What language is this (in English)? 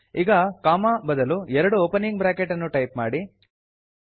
Kannada